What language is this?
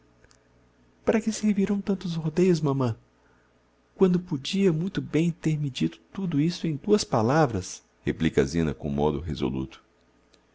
Portuguese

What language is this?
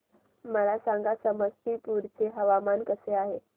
Marathi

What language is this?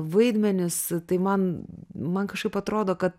Lithuanian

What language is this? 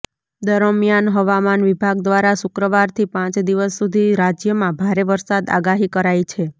Gujarati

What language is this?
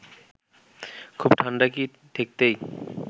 Bangla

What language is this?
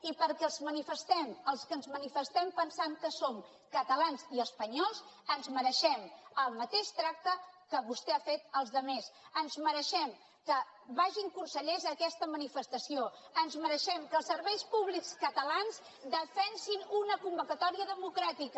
Catalan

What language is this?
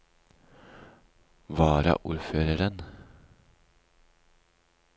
Norwegian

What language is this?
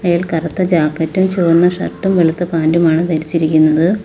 Malayalam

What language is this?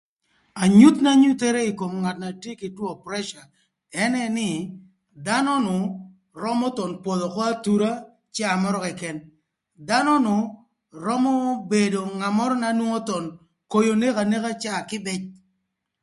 Thur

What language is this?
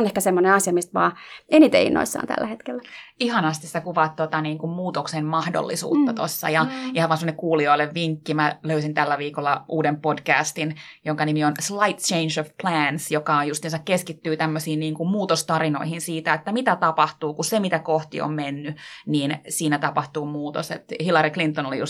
Finnish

